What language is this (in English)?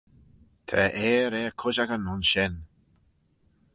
Manx